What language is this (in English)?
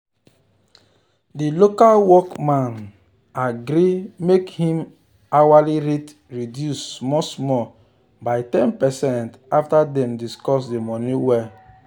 Nigerian Pidgin